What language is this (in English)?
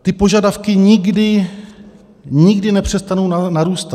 Czech